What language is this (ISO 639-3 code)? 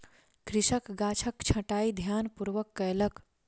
mai